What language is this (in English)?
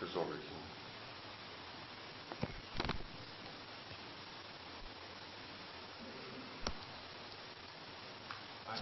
German